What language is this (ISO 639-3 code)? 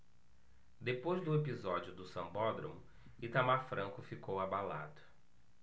por